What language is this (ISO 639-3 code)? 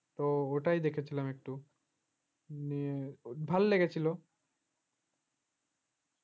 ben